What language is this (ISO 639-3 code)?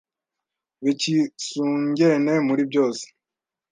kin